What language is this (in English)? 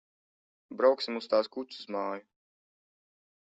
Latvian